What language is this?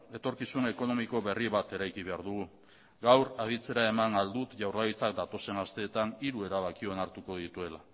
Basque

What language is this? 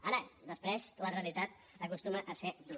Catalan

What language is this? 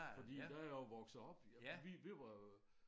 Danish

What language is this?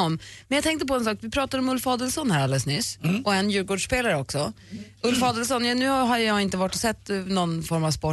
Swedish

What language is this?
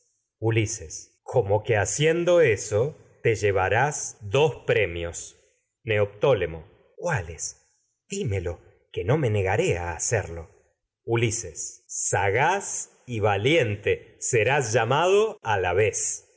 Spanish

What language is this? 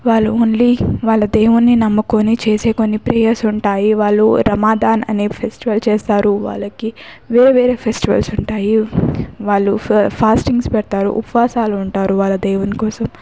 Telugu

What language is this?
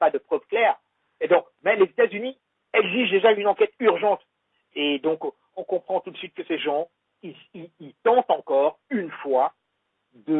French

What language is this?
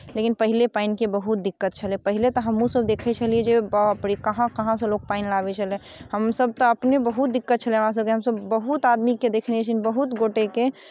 Maithili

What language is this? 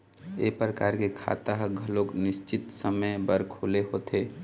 Chhattisgarhi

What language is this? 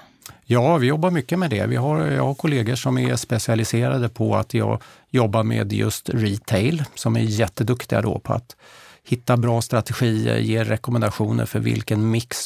Swedish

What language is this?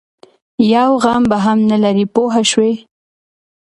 Pashto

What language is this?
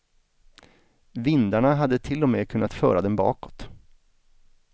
Swedish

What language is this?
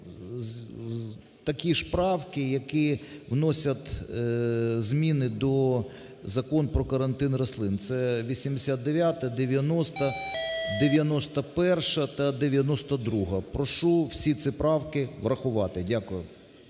Ukrainian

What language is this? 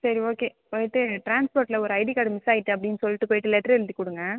Tamil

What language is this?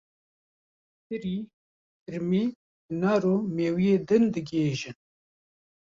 Kurdish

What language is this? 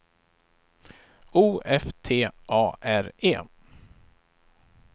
Swedish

